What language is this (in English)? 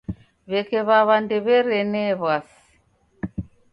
Taita